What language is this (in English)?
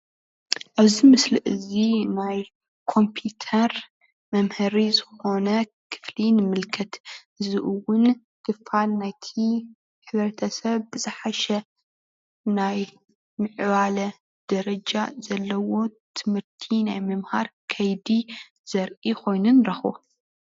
Tigrinya